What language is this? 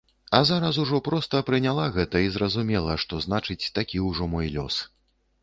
Belarusian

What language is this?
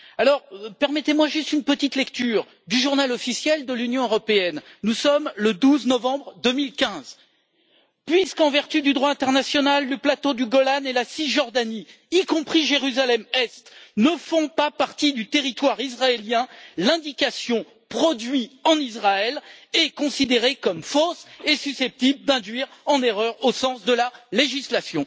French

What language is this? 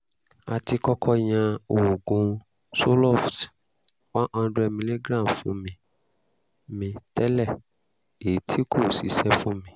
Yoruba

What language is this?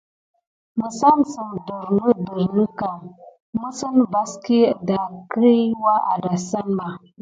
Gidar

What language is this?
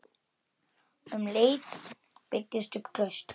Icelandic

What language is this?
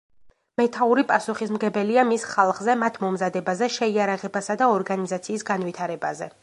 Georgian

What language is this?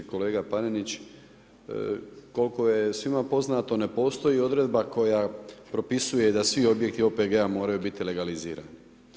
Croatian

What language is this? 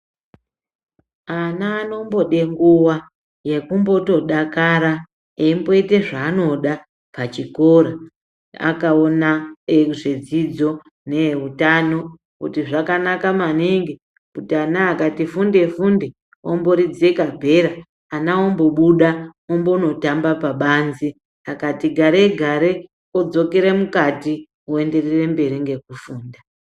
Ndau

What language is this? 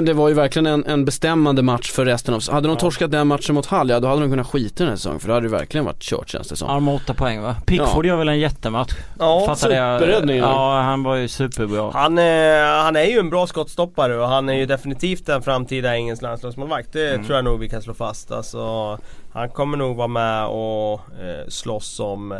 Swedish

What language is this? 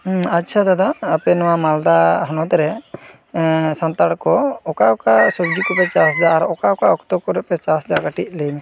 Santali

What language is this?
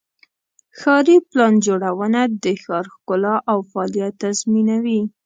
Pashto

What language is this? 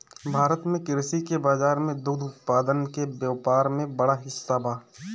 Bhojpuri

